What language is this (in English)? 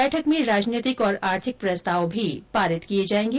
Hindi